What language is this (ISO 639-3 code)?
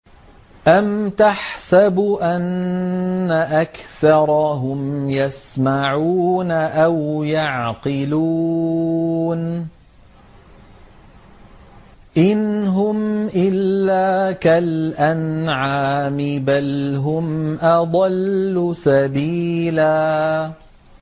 ara